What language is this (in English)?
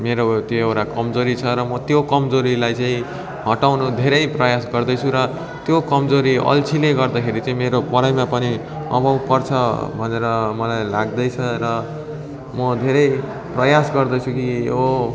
Nepali